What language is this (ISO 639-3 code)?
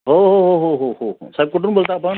mar